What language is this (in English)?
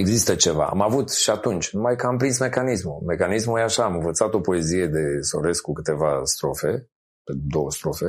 Romanian